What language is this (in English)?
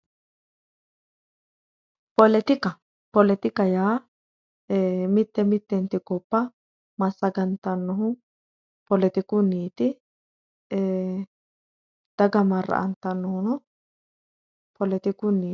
Sidamo